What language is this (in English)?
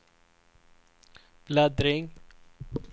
Swedish